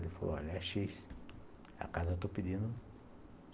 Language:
Portuguese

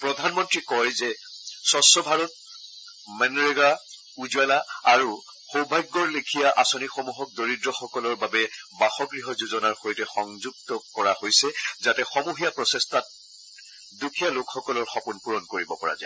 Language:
Assamese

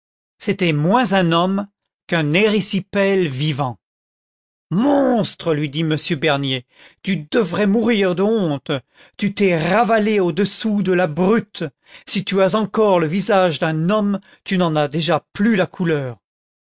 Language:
French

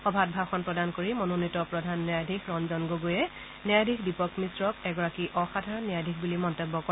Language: Assamese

